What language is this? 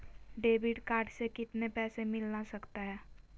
Magahi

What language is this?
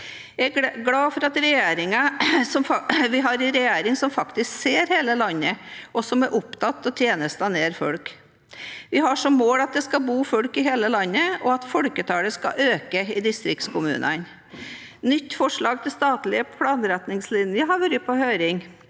Norwegian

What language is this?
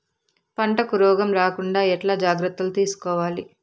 Telugu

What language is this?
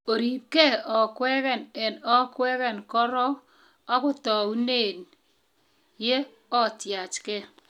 Kalenjin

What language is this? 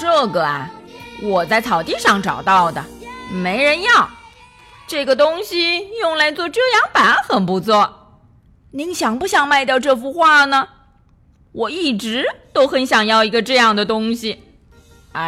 Chinese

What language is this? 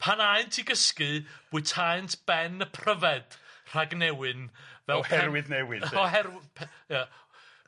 Welsh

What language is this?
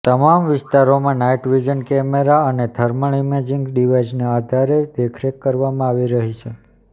Gujarati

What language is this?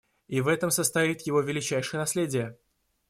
Russian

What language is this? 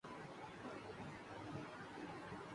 Urdu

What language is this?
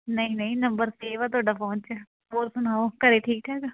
Punjabi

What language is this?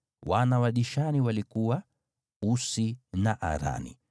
Swahili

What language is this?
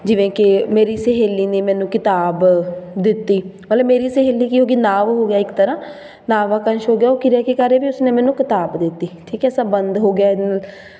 Punjabi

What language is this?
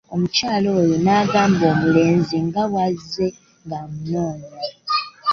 Ganda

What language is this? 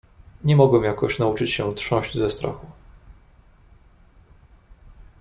Polish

